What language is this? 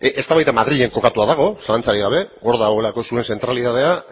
Basque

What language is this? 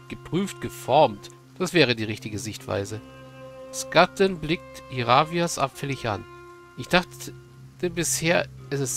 German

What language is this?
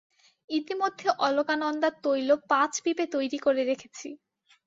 Bangla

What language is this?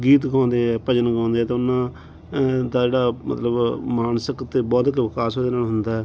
Punjabi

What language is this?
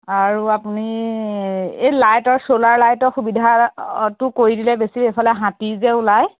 Assamese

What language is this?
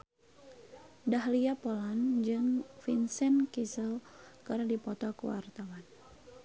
Sundanese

